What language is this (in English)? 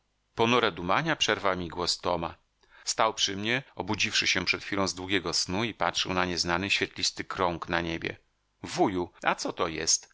Polish